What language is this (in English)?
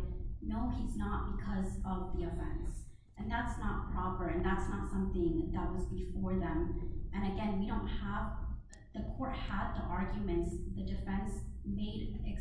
English